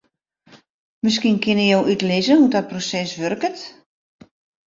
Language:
Western Frisian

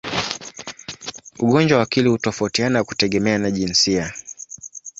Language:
Swahili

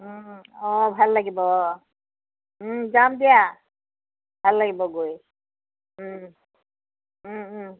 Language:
Assamese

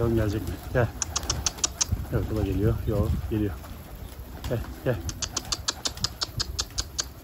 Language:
Turkish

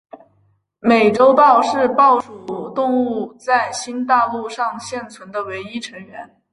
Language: Chinese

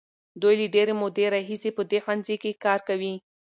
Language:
Pashto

